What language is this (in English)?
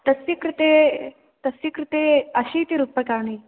Sanskrit